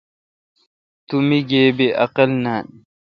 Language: Kalkoti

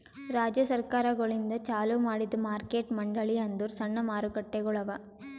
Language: Kannada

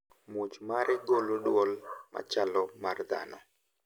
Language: Luo (Kenya and Tanzania)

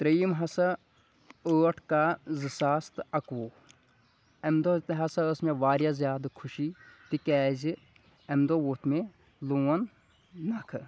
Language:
Kashmiri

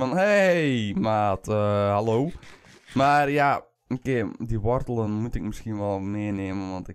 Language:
Dutch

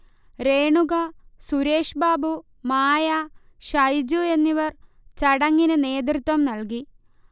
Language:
Malayalam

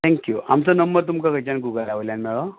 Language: Konkani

